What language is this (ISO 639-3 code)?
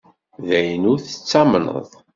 kab